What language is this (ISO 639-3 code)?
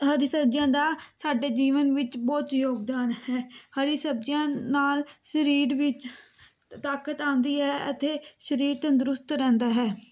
pan